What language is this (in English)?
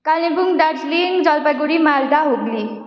Nepali